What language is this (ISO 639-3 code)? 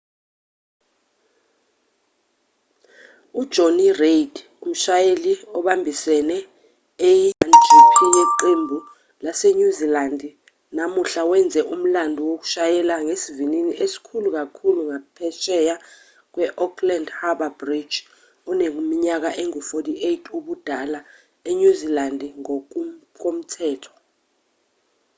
zul